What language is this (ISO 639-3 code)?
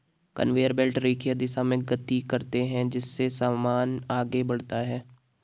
hin